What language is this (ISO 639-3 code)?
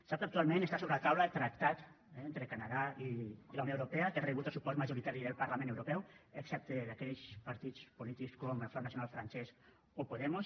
cat